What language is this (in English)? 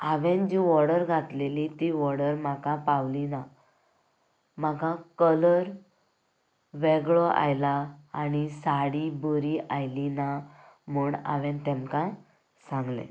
Konkani